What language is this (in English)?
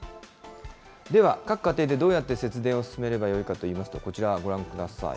Japanese